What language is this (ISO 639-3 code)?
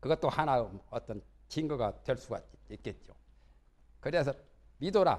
kor